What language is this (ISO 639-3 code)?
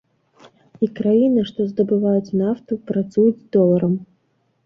bel